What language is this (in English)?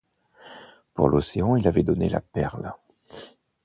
French